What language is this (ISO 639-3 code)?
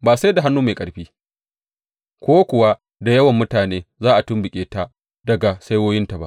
hau